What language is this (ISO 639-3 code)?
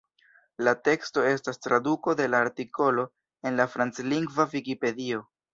epo